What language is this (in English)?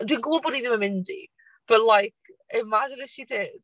Welsh